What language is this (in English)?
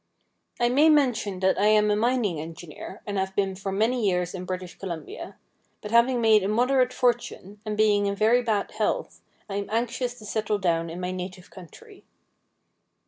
English